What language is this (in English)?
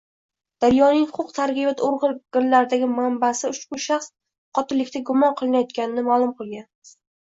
Uzbek